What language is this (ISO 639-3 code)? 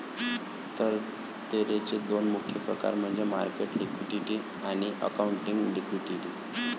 mar